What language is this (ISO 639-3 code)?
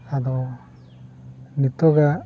sat